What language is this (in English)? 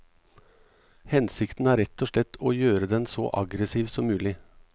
Norwegian